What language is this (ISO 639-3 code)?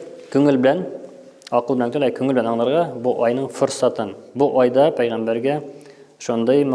tur